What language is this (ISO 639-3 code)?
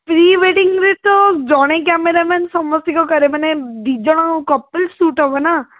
ori